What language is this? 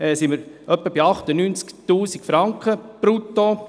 Swiss German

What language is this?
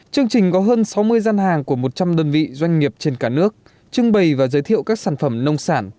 Vietnamese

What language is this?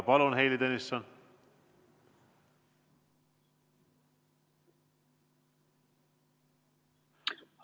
Estonian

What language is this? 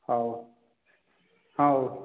Odia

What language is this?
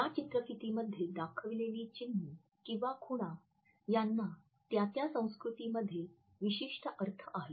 Marathi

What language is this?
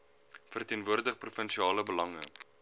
Afrikaans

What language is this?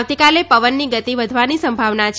Gujarati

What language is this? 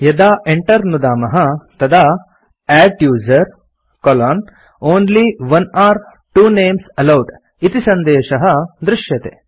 Sanskrit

